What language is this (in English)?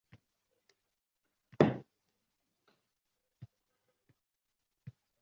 Uzbek